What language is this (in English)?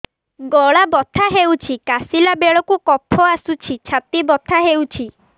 Odia